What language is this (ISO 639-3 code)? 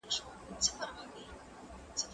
pus